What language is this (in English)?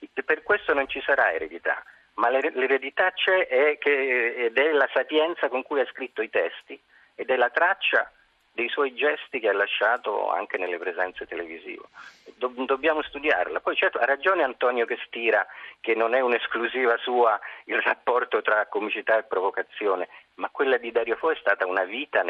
Italian